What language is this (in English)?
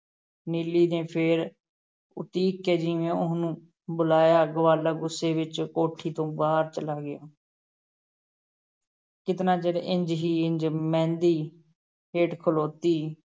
Punjabi